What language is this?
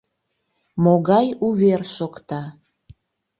Mari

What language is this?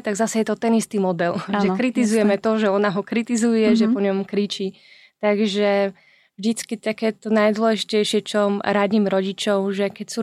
Slovak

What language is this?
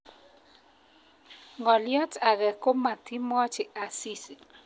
Kalenjin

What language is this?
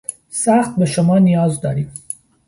Persian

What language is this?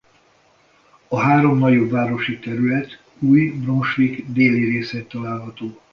Hungarian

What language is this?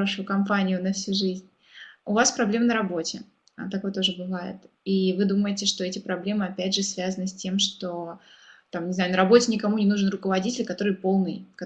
Russian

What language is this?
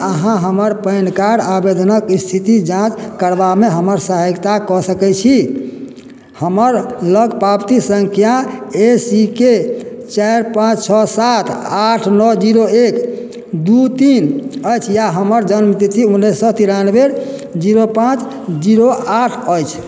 Maithili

